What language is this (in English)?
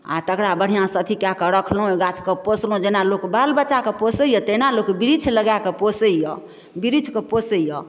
Maithili